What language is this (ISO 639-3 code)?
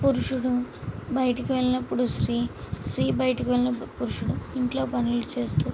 tel